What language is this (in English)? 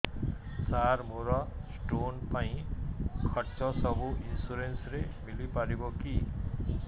Odia